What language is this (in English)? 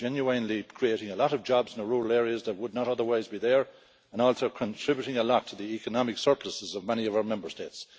English